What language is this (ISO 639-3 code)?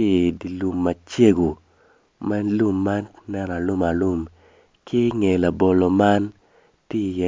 ach